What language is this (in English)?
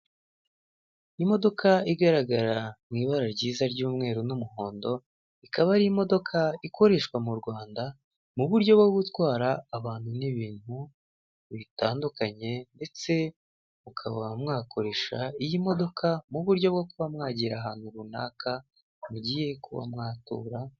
Kinyarwanda